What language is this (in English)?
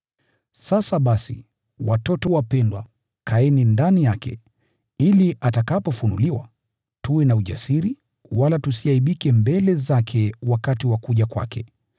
Swahili